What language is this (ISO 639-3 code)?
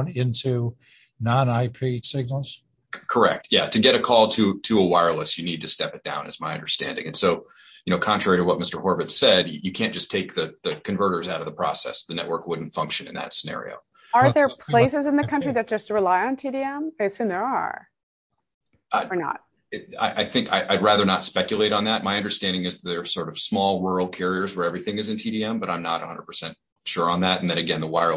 eng